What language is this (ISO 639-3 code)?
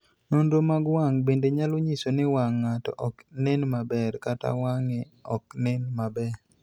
luo